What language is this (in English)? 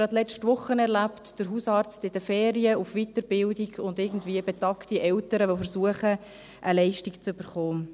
Swiss German